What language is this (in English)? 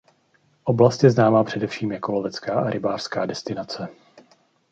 Czech